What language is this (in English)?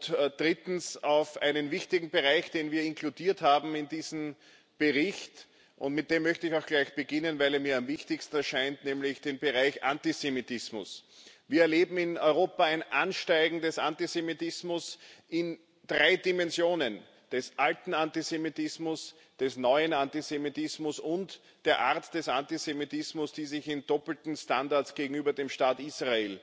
German